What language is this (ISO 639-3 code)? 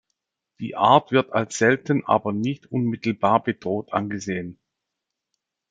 deu